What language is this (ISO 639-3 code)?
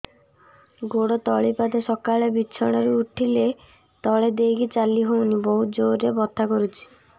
ori